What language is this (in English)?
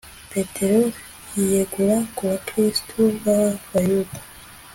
Kinyarwanda